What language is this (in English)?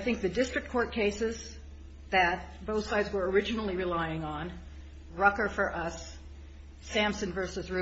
English